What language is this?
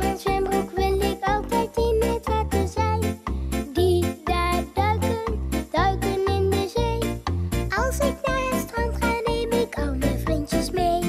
Hungarian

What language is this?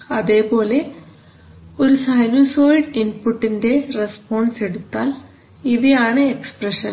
Malayalam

